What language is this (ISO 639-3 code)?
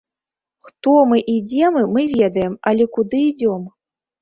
bel